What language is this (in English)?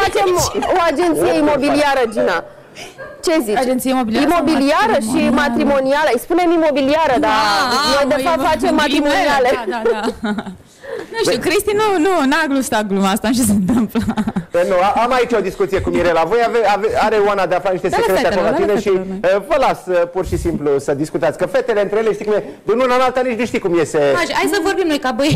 Romanian